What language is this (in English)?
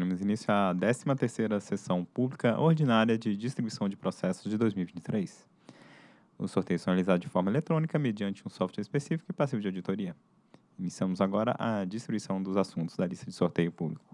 Portuguese